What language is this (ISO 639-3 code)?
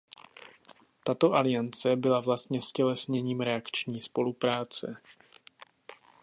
ces